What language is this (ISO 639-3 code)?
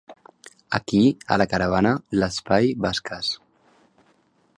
cat